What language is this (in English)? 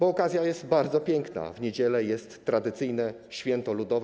Polish